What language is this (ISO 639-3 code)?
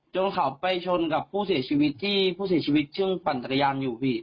tha